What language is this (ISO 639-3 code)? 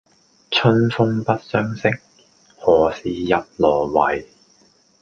yue